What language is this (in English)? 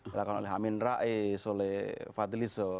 Indonesian